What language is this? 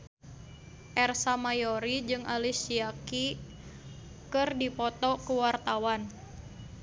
Sundanese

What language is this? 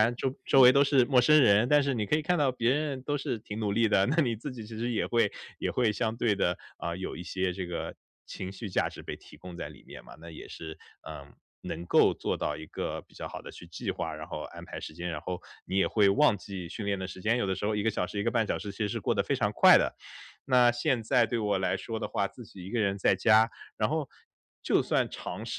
Chinese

